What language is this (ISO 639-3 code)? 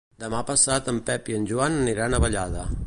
cat